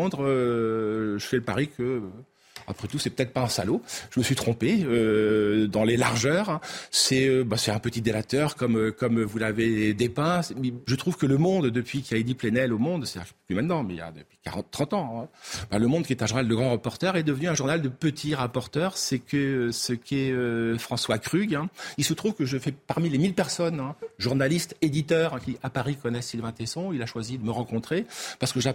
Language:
French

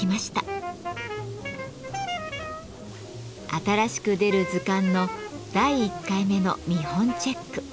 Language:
Japanese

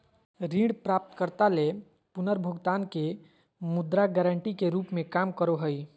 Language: Magahi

